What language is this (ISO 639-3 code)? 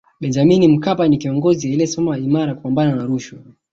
swa